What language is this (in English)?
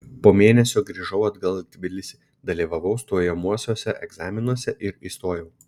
Lithuanian